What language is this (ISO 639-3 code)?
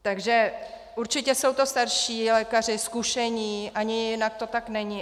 ces